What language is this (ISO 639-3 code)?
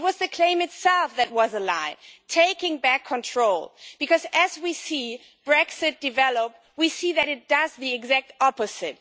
eng